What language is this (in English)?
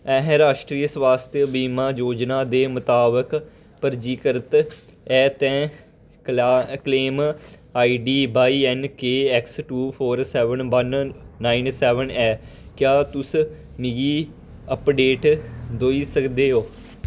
Dogri